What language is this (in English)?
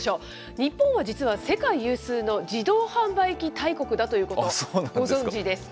Japanese